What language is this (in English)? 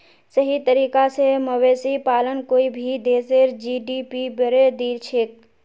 Magahi